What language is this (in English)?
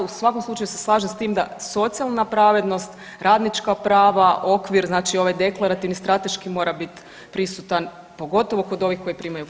Croatian